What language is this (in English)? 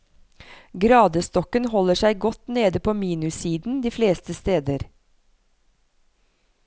Norwegian